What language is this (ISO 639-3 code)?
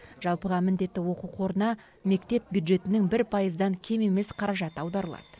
kaz